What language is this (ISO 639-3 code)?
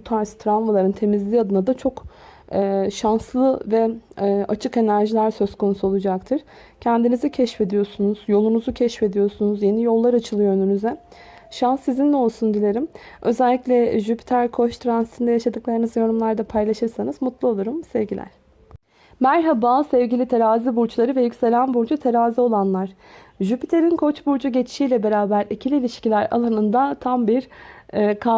tur